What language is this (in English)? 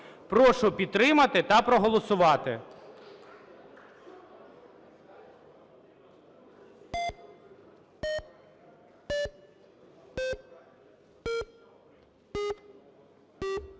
Ukrainian